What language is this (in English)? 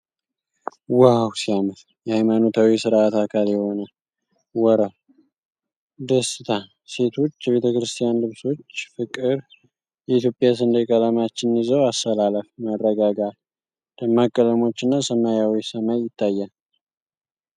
Amharic